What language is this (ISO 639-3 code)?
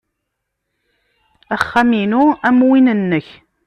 kab